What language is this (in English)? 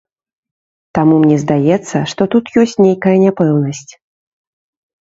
Belarusian